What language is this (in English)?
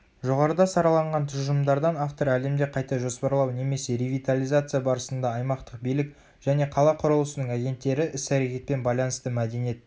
Kazakh